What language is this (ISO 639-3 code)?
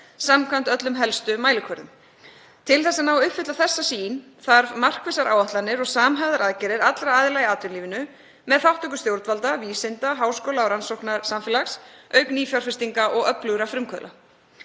isl